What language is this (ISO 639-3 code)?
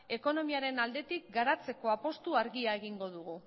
eus